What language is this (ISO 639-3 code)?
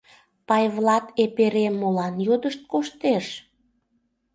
chm